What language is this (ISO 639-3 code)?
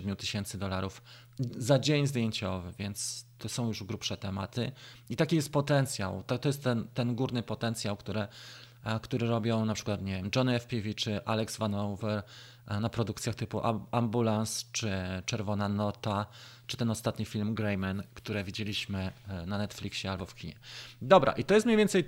pol